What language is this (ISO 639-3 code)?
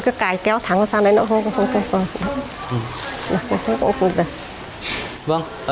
vie